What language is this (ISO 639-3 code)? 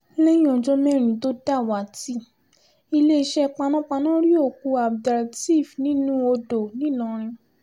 yor